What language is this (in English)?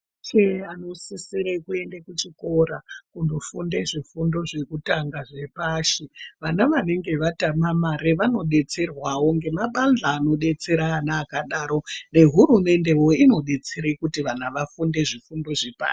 Ndau